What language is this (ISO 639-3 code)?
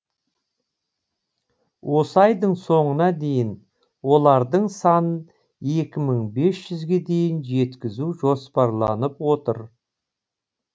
kaz